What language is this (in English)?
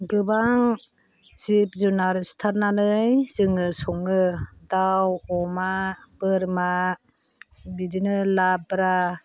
Bodo